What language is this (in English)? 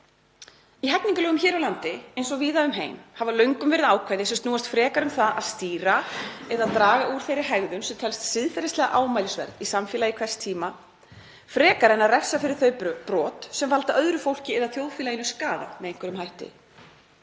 Icelandic